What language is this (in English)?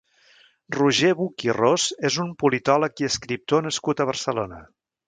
Catalan